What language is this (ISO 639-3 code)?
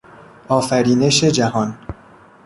fas